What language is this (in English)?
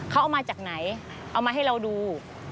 Thai